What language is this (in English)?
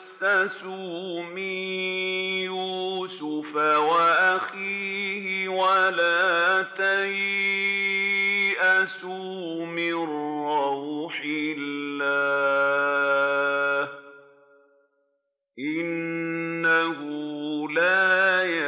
Arabic